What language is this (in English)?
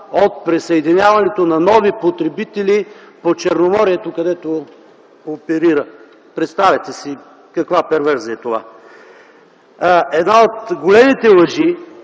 Bulgarian